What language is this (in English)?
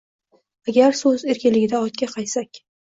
Uzbek